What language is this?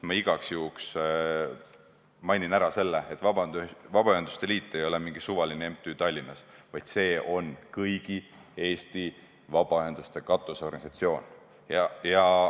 Estonian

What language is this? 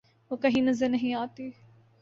Urdu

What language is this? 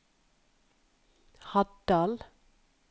Norwegian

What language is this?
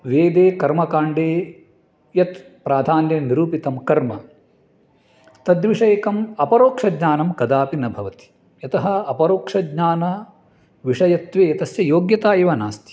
Sanskrit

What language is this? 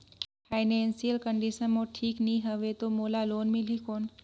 Chhattisgarhi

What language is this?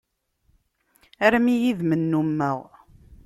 Kabyle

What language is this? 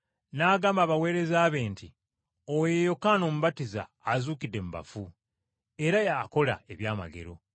Ganda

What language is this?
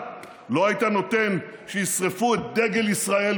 Hebrew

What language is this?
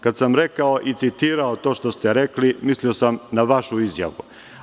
Serbian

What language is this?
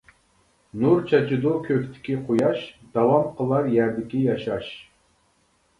Uyghur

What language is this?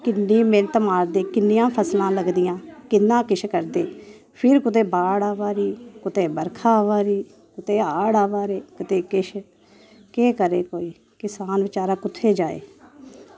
Dogri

